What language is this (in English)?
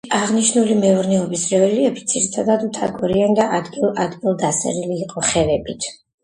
Georgian